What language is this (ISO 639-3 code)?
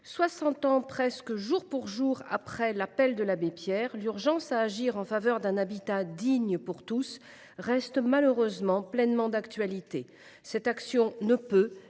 fra